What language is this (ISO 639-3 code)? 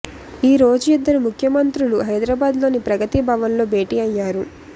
tel